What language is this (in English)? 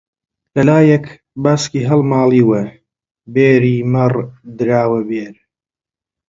Central Kurdish